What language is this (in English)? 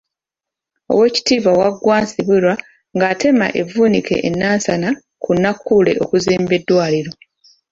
Ganda